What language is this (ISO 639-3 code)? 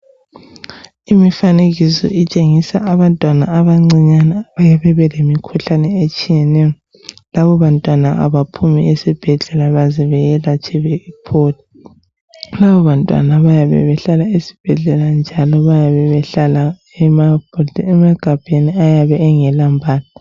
nde